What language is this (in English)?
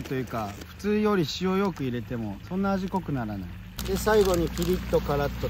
Japanese